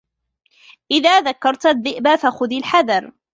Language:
Arabic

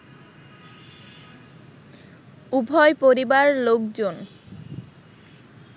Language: Bangla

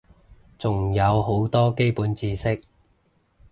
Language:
Cantonese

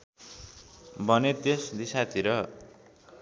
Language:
Nepali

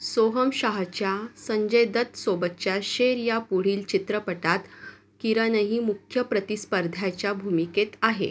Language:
Marathi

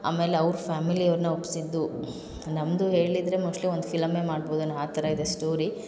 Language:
Kannada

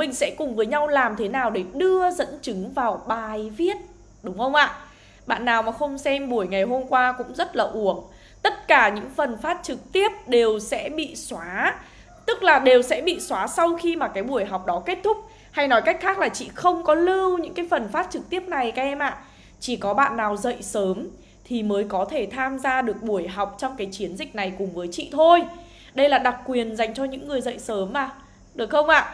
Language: Vietnamese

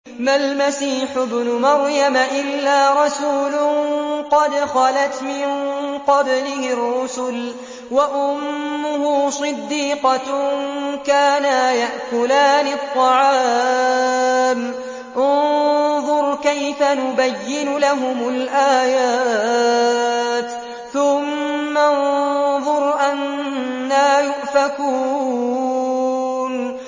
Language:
Arabic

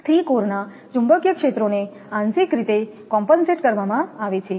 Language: Gujarati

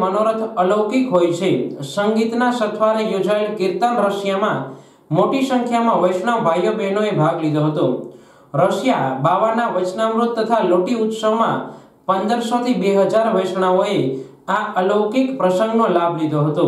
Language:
Gujarati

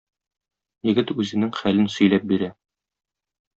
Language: Tatar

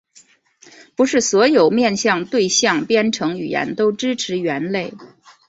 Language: Chinese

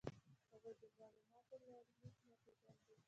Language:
Pashto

